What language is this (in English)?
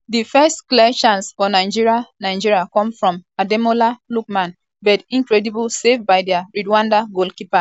Nigerian Pidgin